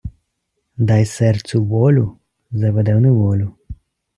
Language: Ukrainian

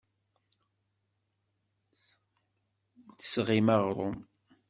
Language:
Kabyle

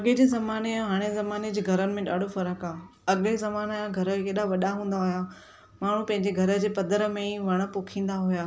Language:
Sindhi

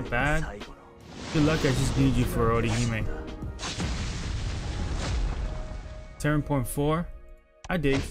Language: English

